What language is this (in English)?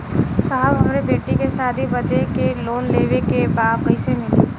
Bhojpuri